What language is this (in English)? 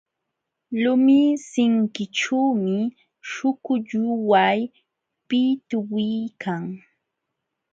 Jauja Wanca Quechua